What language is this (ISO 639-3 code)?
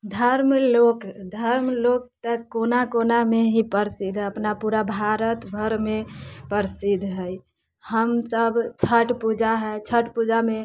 mai